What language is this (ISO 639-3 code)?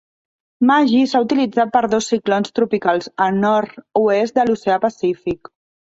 cat